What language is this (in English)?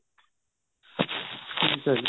Punjabi